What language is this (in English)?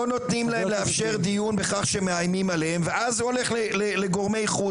Hebrew